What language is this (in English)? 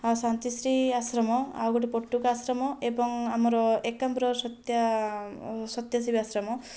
Odia